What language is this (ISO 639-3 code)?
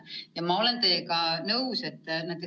est